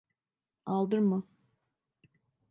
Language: Turkish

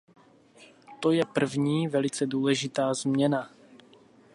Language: Czech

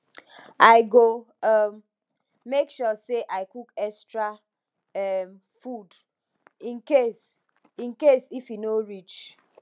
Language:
Nigerian Pidgin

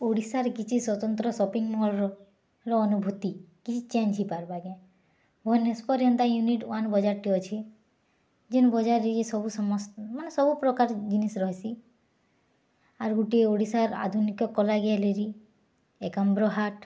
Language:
Odia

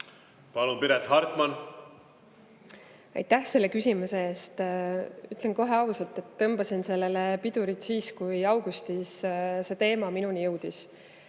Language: Estonian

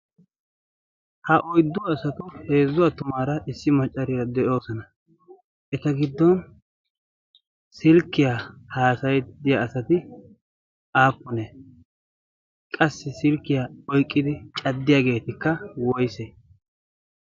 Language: Wolaytta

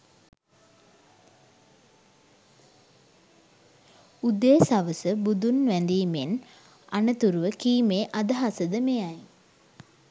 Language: Sinhala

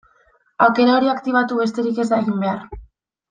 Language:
Basque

